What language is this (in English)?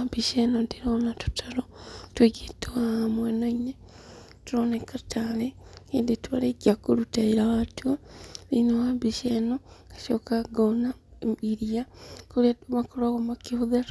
Kikuyu